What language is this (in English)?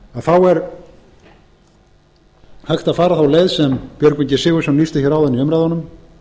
Icelandic